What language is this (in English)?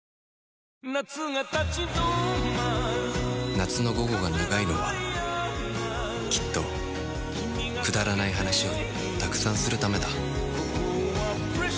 Japanese